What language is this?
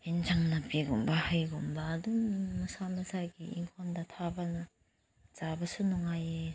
Manipuri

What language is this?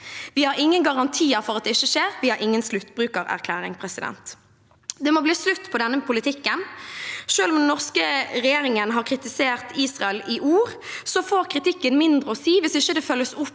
Norwegian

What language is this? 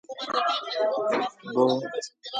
Central Kurdish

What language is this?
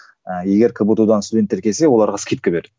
Kazakh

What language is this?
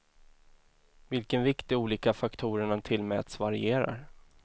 Swedish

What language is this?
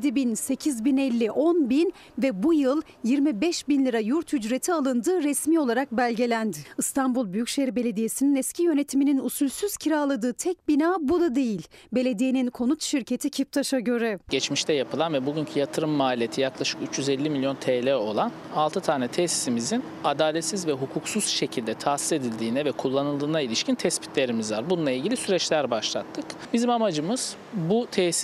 Turkish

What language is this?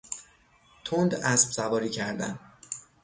Persian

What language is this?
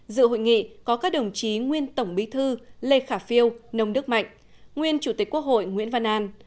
Vietnamese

